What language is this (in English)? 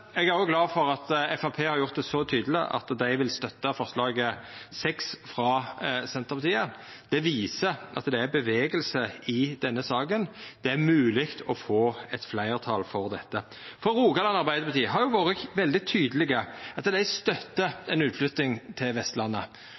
Norwegian Nynorsk